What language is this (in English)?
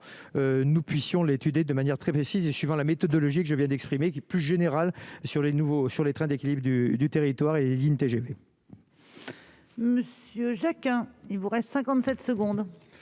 French